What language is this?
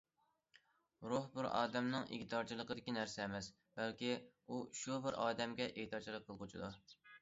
Uyghur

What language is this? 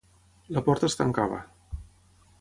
Catalan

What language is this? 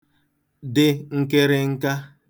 Igbo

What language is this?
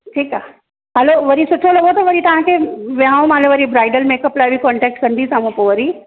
Sindhi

